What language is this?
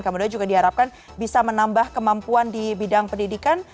Indonesian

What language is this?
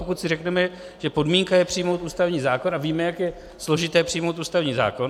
Czech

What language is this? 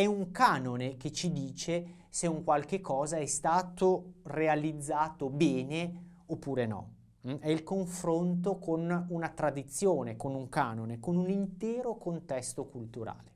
Italian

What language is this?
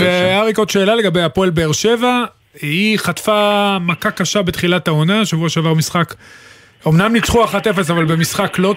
Hebrew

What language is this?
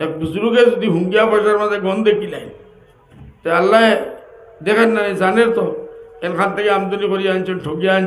Arabic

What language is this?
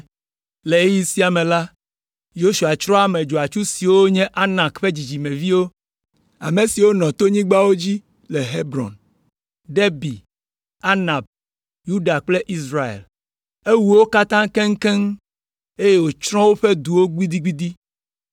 Ewe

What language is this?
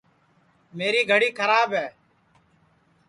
Sansi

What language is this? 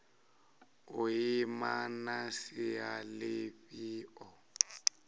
Venda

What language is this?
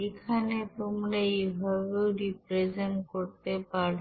Bangla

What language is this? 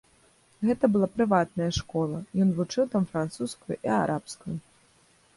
Belarusian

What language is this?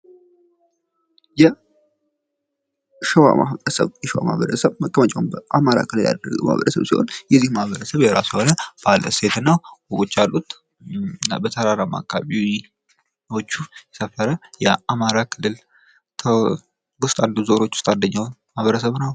Amharic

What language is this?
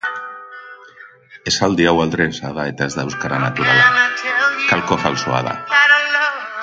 Basque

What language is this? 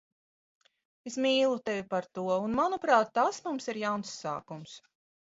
Latvian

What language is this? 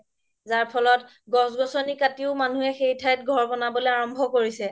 Assamese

